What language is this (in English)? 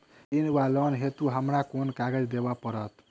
Maithili